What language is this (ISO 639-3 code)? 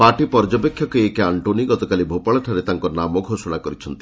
ori